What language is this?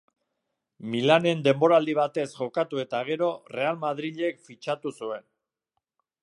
Basque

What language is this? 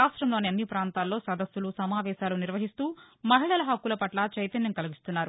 Telugu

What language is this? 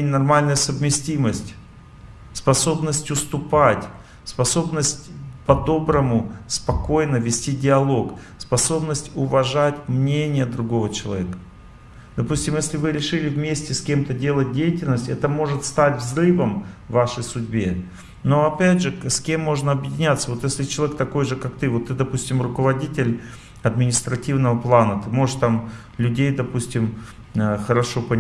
Russian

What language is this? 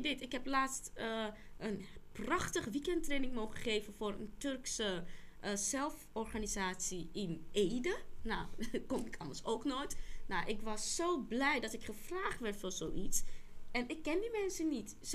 Dutch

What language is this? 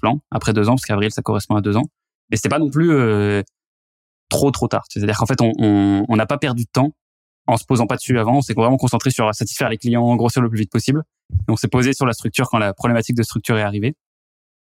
French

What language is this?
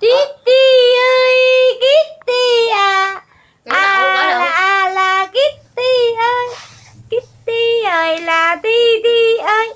Vietnamese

